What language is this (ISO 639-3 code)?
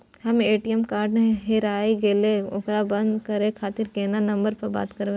mai